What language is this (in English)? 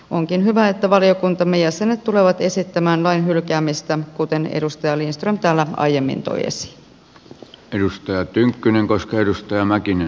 Finnish